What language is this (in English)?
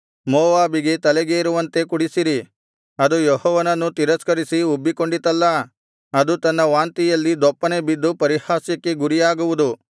Kannada